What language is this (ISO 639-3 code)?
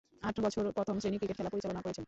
ben